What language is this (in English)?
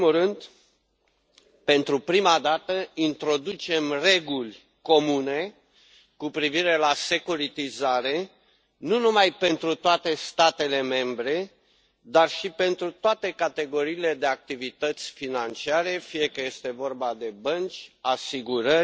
Romanian